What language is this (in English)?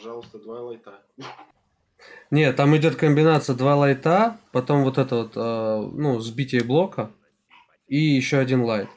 Russian